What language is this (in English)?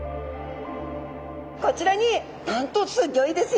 Japanese